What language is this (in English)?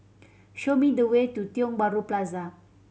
English